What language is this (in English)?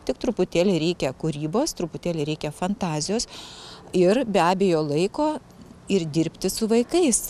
Lithuanian